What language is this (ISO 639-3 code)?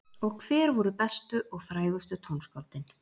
isl